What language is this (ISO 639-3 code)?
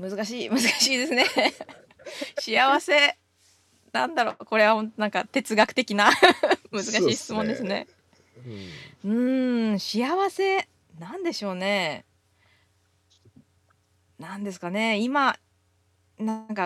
jpn